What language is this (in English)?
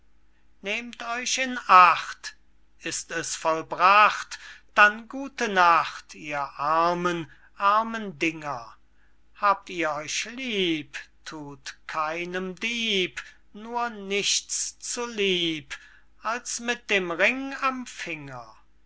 German